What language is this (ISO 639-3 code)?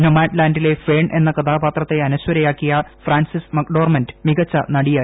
mal